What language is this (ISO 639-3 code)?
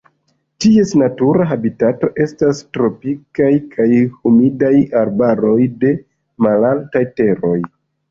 epo